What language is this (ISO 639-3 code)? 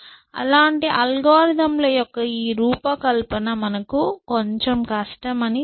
tel